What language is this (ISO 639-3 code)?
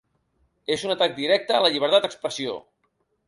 cat